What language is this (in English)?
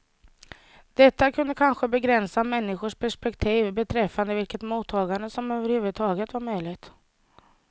Swedish